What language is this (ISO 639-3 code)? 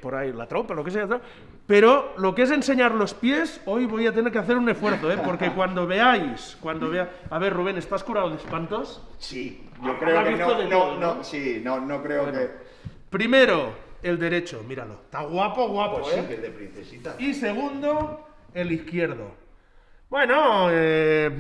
spa